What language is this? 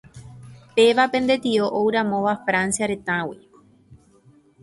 Guarani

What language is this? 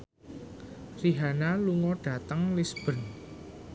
Javanese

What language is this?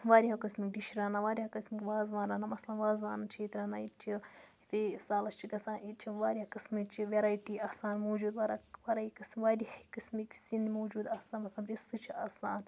Kashmiri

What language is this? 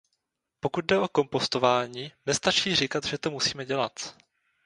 Czech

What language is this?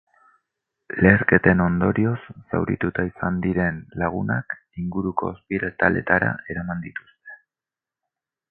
Basque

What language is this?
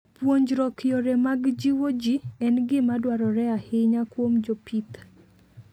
Luo (Kenya and Tanzania)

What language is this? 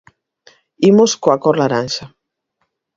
Galician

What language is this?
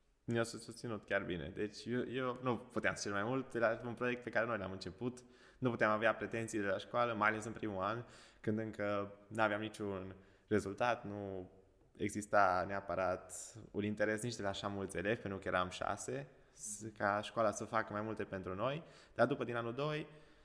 Romanian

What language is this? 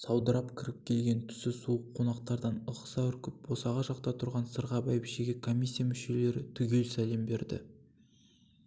Kazakh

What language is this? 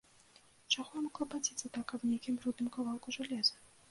Belarusian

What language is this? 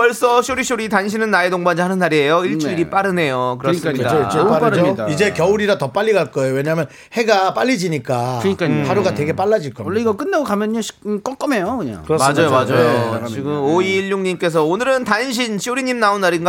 Korean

